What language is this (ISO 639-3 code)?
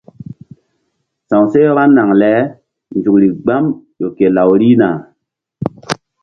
mdd